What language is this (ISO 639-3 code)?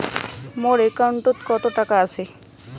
ben